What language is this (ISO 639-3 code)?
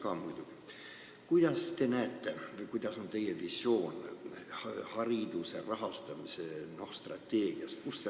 est